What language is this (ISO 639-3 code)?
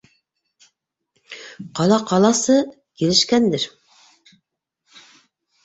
bak